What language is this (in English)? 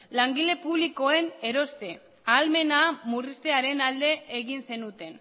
Basque